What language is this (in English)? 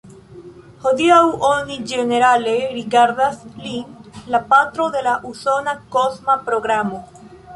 Esperanto